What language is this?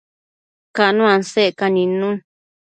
Matsés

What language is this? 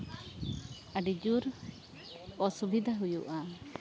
Santali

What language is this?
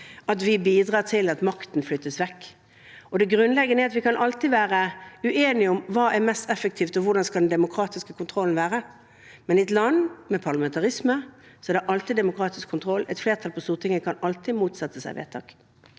Norwegian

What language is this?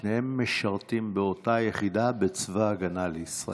Hebrew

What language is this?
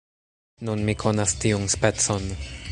Esperanto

